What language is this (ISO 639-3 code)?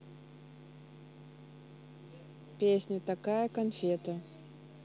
rus